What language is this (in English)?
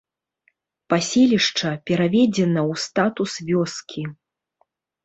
Belarusian